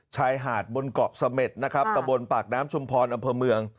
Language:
Thai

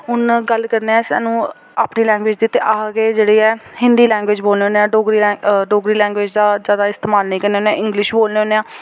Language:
Dogri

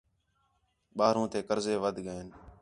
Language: Khetrani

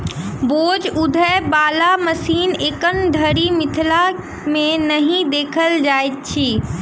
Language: Maithili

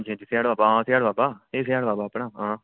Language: Dogri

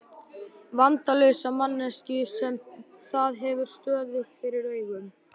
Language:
Icelandic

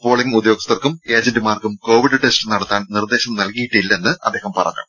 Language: Malayalam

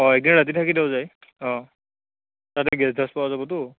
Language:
Assamese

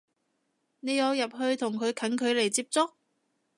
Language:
Cantonese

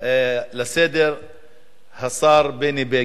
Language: Hebrew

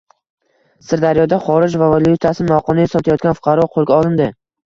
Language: Uzbek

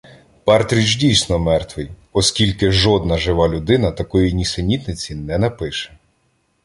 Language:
Ukrainian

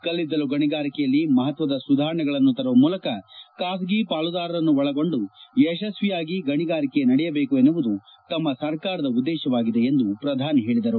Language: Kannada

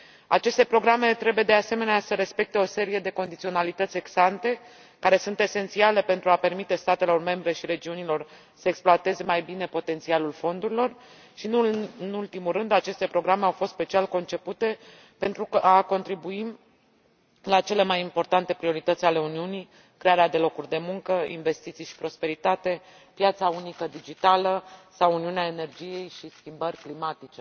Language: Romanian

